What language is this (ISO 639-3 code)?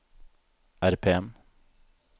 nor